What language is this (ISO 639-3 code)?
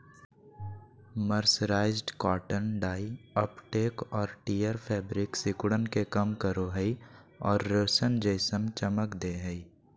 mag